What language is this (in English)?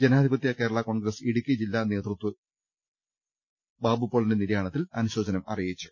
Malayalam